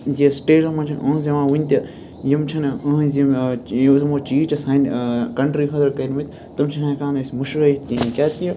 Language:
Kashmiri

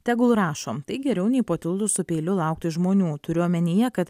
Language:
Lithuanian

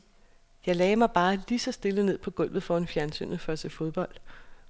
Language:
Danish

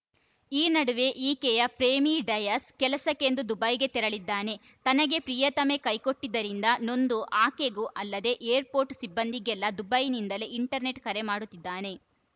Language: Kannada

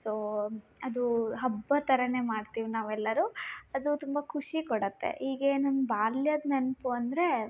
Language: Kannada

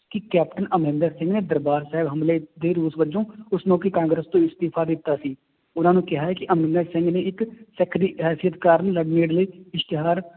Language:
Punjabi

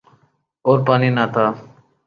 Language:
Urdu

